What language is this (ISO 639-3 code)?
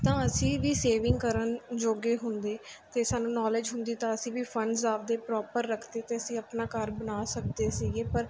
pan